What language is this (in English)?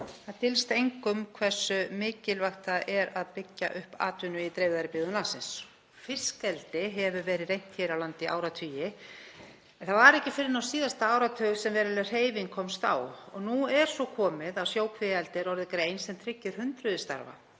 Icelandic